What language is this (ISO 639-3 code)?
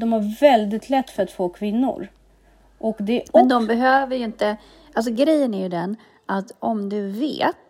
swe